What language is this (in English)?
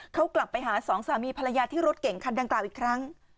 Thai